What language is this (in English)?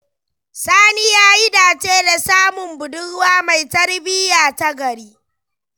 Hausa